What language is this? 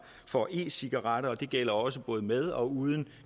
Danish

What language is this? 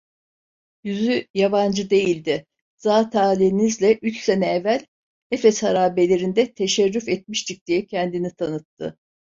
Turkish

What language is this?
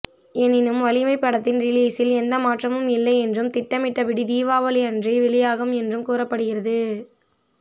Tamil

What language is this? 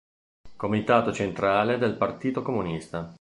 Italian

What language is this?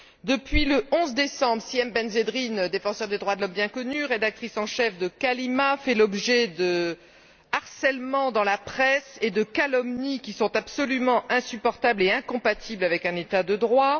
French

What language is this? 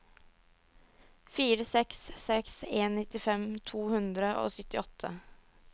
Norwegian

